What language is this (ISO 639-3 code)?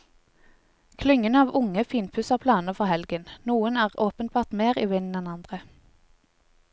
nor